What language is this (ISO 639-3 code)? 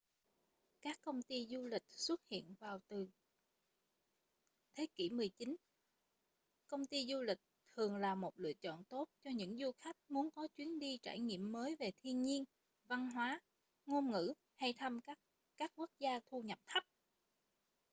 vie